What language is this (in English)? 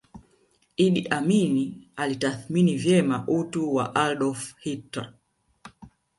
Swahili